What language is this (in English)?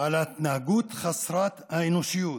Hebrew